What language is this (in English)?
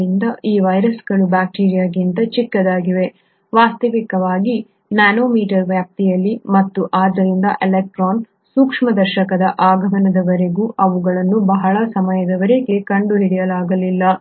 Kannada